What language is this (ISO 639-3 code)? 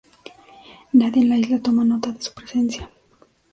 spa